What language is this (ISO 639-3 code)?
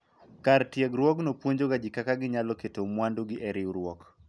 luo